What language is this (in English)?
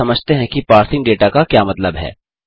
Hindi